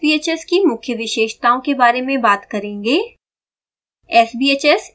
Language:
Hindi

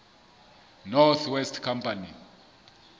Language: Southern Sotho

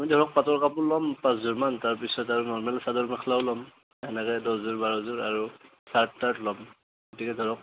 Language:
Assamese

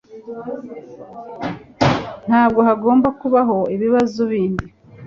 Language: Kinyarwanda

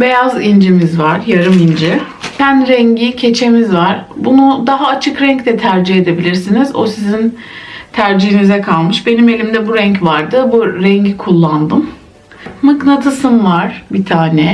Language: Turkish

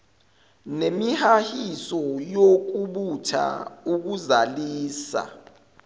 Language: Zulu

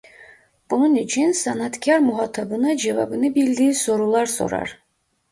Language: Turkish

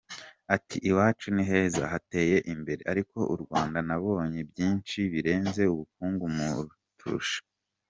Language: Kinyarwanda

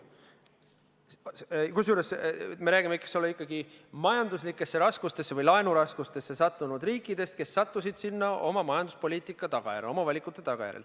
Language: Estonian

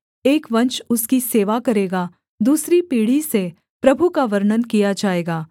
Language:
Hindi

